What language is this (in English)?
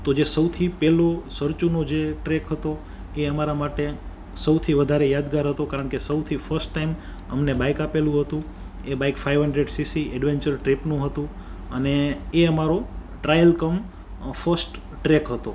Gujarati